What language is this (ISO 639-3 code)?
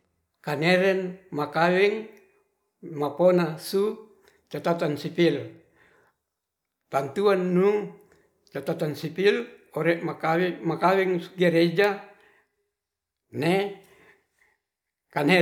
rth